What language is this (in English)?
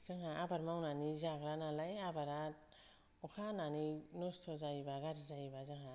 Bodo